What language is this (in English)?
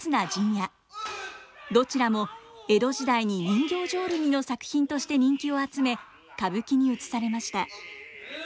Japanese